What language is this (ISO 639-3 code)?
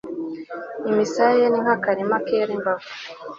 kin